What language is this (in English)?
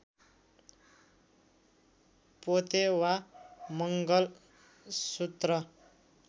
Nepali